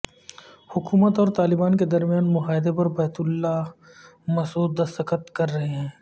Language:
Urdu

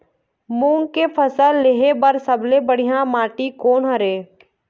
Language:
Chhattisgarhi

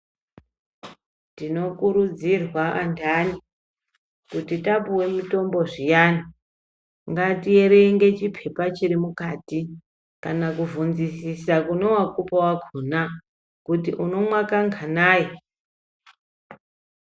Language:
Ndau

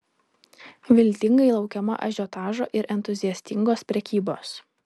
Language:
Lithuanian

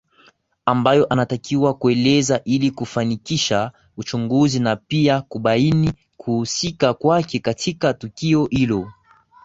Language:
Swahili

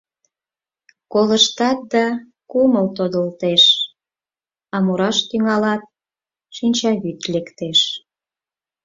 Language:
Mari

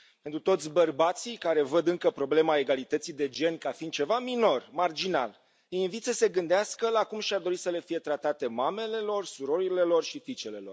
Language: Romanian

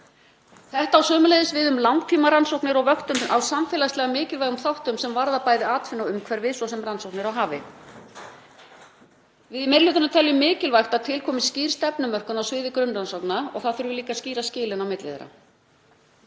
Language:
Icelandic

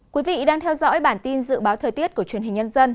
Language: Vietnamese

